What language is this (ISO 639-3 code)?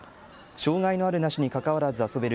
jpn